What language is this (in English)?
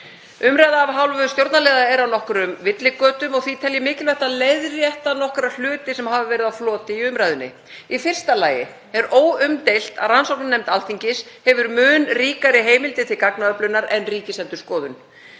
Icelandic